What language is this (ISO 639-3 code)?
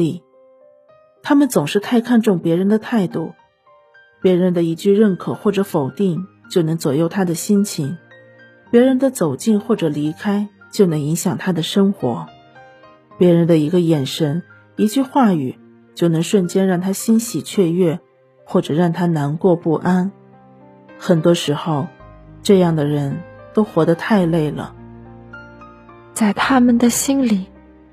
zho